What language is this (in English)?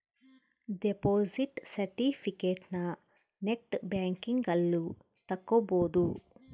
Kannada